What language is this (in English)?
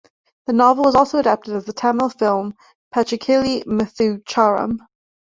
English